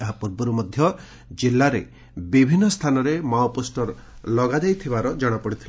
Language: Odia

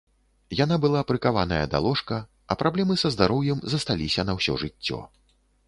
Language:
Belarusian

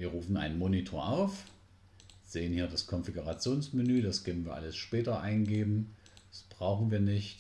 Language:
German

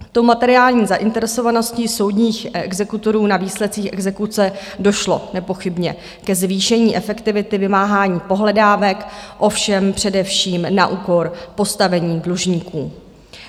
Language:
Czech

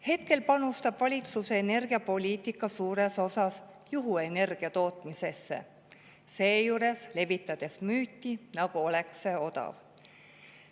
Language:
Estonian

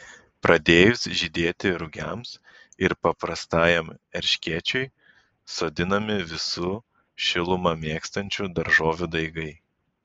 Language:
Lithuanian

